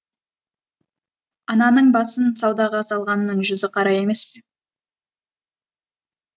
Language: Kazakh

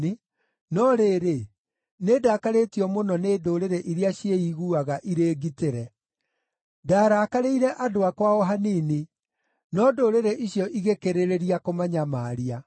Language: Kikuyu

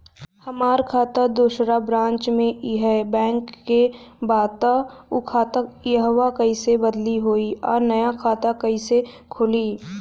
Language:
Bhojpuri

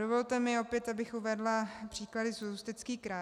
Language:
Czech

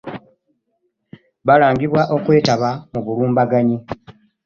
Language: Ganda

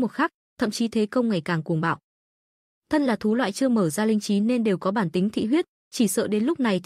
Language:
Vietnamese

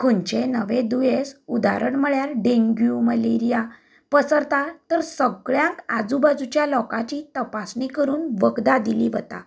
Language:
Konkani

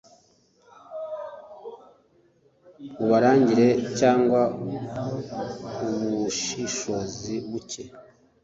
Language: Kinyarwanda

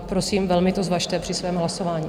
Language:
Czech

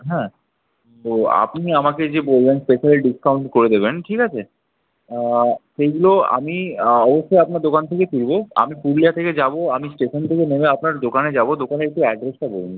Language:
Bangla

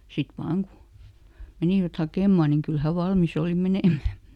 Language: Finnish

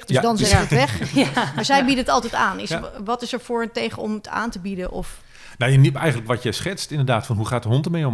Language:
Dutch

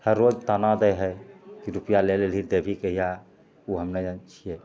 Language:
Maithili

